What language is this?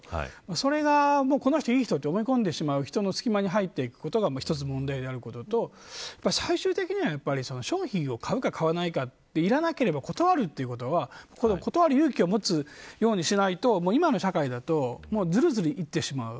Japanese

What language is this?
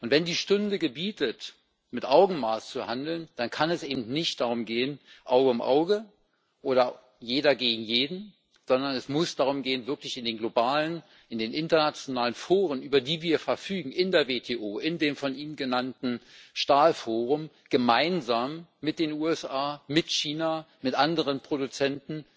German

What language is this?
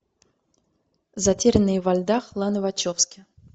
Russian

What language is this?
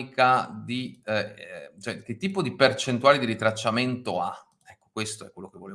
Italian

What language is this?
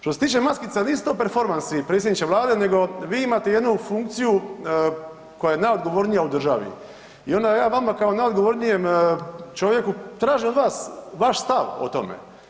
Croatian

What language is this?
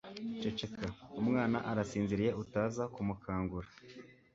Kinyarwanda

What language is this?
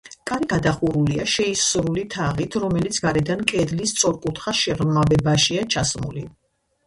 Georgian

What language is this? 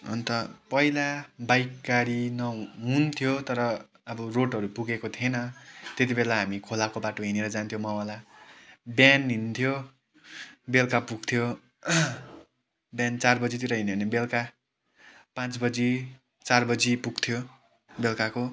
Nepali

